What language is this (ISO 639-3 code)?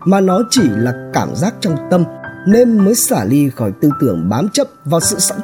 vie